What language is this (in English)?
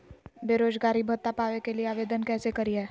Magahi